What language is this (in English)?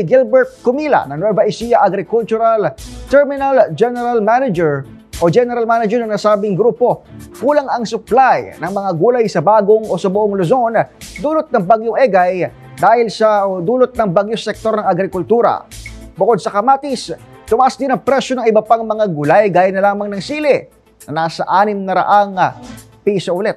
Filipino